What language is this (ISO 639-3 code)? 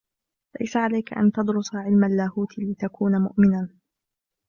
ara